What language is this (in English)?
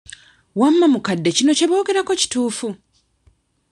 Ganda